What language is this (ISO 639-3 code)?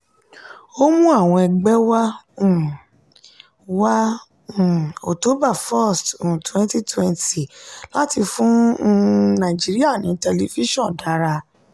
yor